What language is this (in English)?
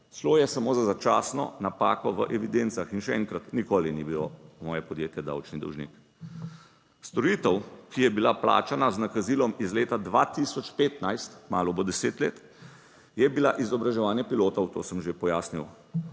Slovenian